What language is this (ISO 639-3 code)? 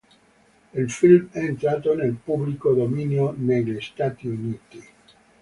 ita